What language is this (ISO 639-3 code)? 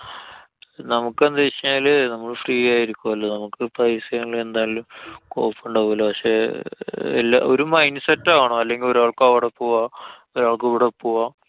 mal